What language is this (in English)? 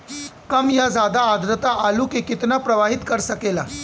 Bhojpuri